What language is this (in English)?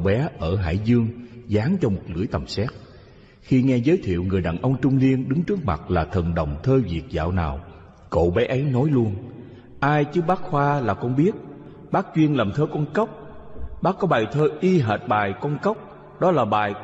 Vietnamese